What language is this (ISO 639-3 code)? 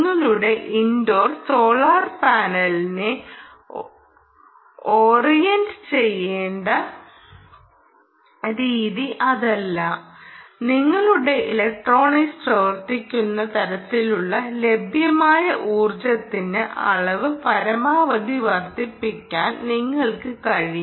mal